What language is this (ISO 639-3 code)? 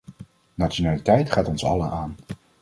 nld